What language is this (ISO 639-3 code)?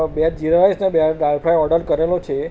guj